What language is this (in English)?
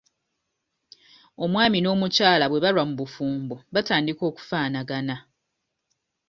Ganda